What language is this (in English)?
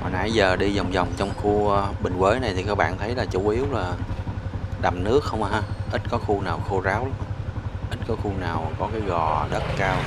Vietnamese